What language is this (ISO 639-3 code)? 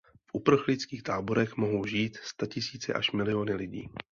ces